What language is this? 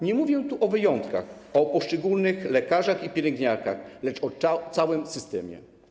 Polish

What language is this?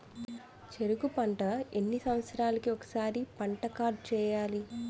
Telugu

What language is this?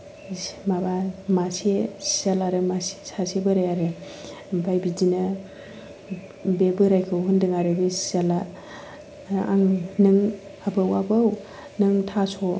Bodo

